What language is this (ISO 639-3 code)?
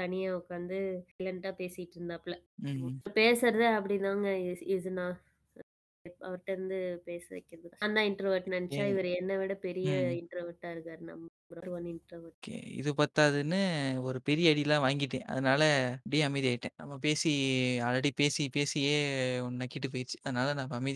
tam